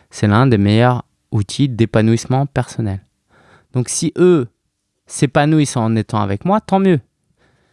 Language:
French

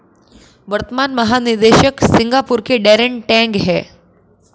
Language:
Hindi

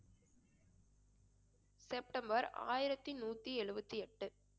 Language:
Tamil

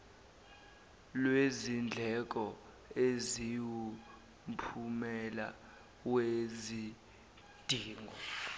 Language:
Zulu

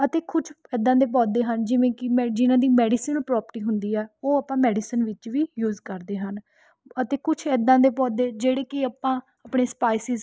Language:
Punjabi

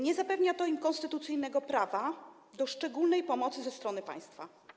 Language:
Polish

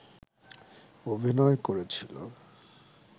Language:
Bangla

